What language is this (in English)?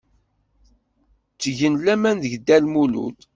Kabyle